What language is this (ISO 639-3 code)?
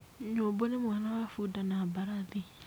kik